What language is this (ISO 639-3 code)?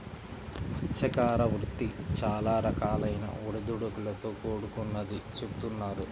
tel